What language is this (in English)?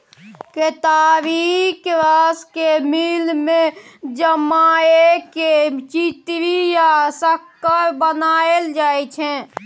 Maithili